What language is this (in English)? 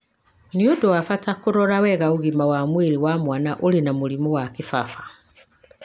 Kikuyu